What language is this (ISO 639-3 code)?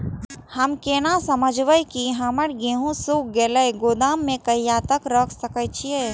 mai